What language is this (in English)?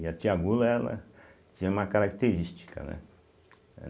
Portuguese